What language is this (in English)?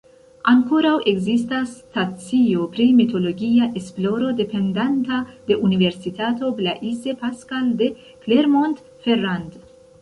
Esperanto